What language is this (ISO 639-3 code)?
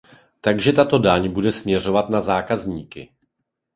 ces